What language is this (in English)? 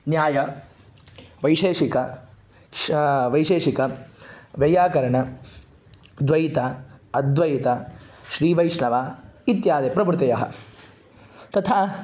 Sanskrit